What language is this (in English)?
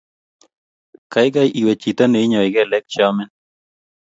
Kalenjin